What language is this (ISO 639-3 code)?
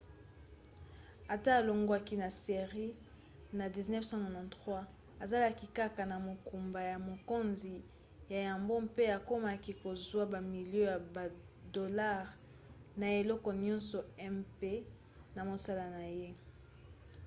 lin